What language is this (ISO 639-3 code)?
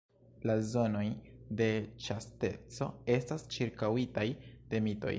epo